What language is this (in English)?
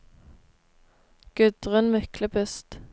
Norwegian